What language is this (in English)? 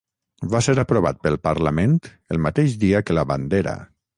Catalan